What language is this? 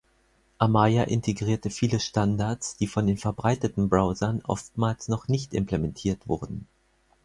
German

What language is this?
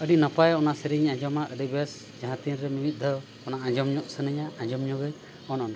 Santali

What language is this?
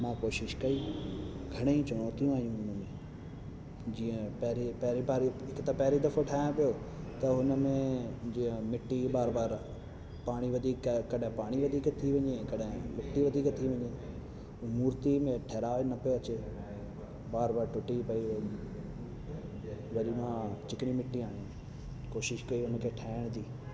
Sindhi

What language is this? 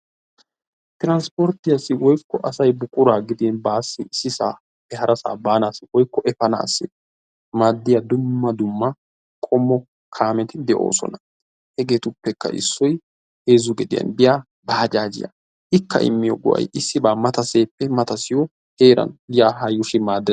Wolaytta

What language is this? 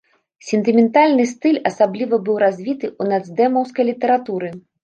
Belarusian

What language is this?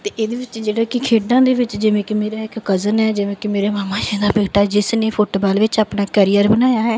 Punjabi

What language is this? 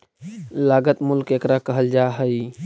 Magahi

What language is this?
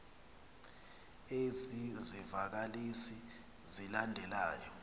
Xhosa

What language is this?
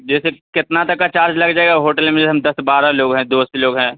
Urdu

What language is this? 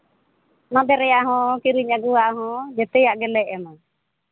Santali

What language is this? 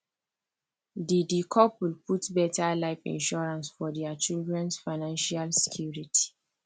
Nigerian Pidgin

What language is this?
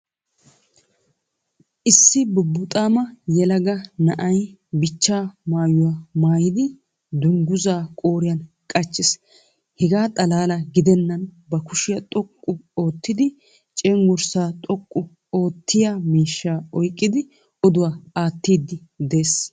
Wolaytta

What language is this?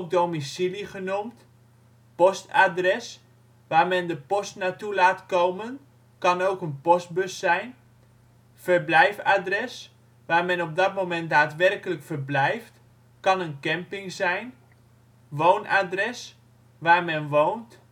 Dutch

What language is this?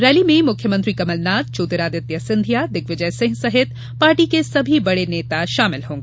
Hindi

